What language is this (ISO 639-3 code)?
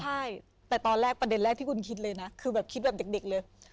tha